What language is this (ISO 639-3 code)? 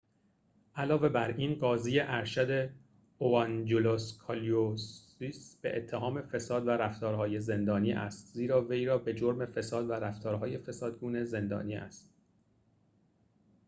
fas